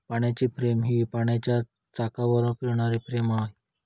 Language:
Marathi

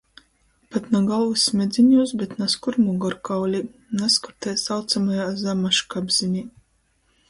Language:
Latgalian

